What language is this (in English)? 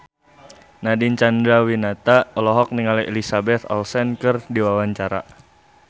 Sundanese